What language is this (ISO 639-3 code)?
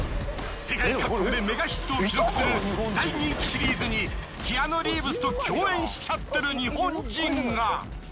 jpn